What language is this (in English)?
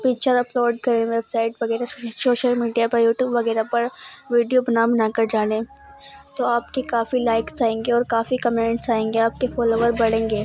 Urdu